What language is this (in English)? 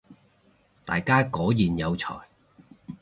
Cantonese